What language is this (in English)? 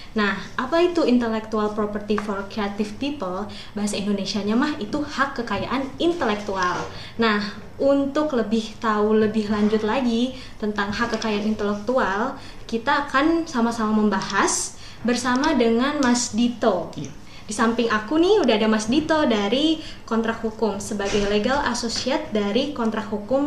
Indonesian